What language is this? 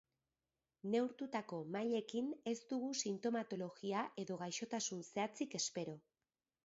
Basque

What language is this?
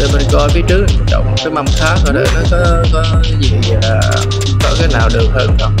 Vietnamese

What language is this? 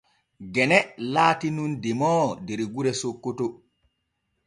Borgu Fulfulde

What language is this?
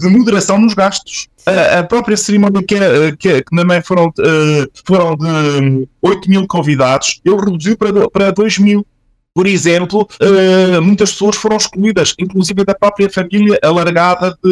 Portuguese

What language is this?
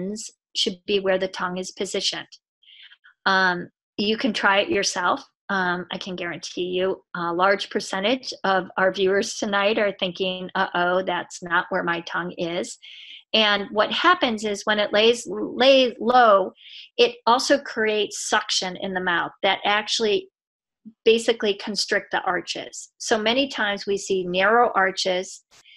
English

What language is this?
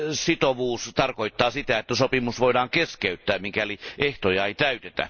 Finnish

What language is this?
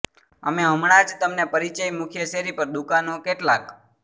Gujarati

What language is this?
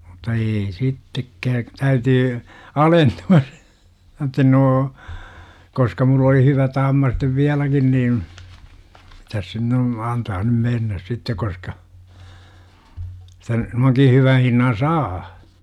Finnish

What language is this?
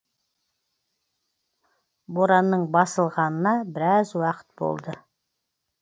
Kazakh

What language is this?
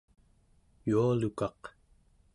Central Yupik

